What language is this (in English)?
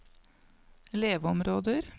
Norwegian